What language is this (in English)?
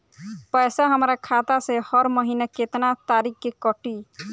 Bhojpuri